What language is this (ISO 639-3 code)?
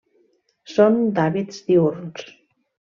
cat